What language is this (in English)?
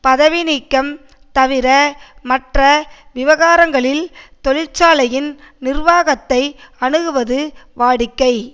Tamil